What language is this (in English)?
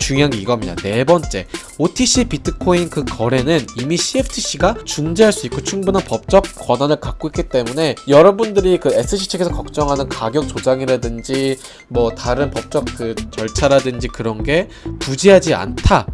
Korean